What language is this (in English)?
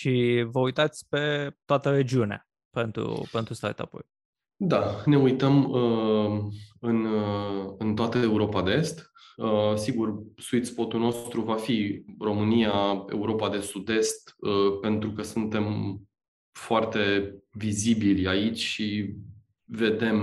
Romanian